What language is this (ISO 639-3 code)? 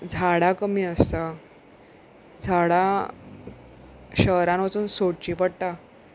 kok